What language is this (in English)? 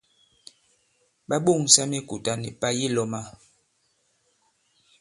Bankon